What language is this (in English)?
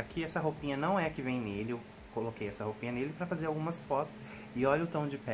Portuguese